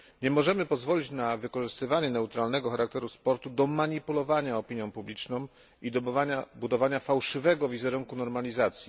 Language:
Polish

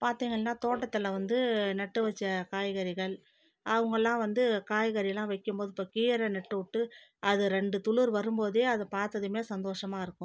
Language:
Tamil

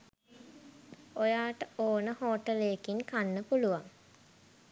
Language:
Sinhala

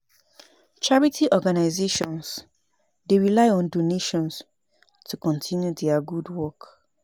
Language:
Nigerian Pidgin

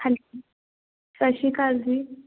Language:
Punjabi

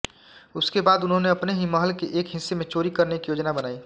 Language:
Hindi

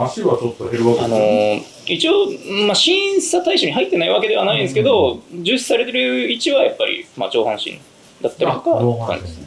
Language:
Japanese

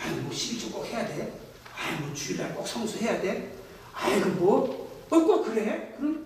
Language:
Korean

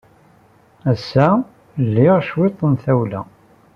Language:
Kabyle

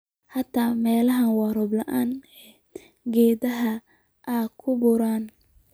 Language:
Somali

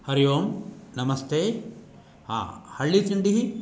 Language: Sanskrit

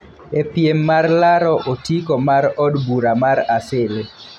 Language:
Luo (Kenya and Tanzania)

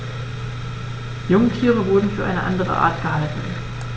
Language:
German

